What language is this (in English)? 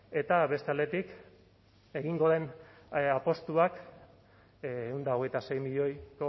Basque